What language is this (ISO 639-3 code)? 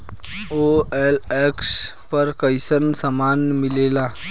bho